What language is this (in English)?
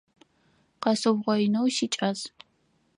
Adyghe